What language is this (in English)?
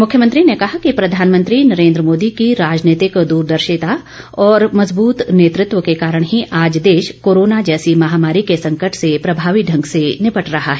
Hindi